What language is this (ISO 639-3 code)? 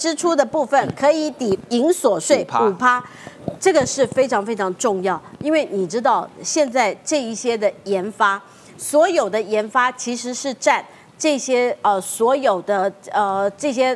zho